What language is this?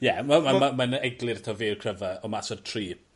Welsh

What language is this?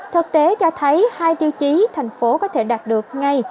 Vietnamese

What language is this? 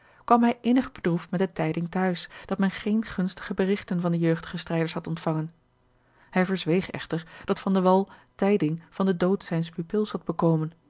Dutch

